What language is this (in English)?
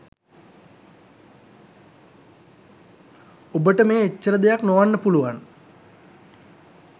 Sinhala